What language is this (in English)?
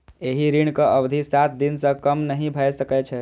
Maithili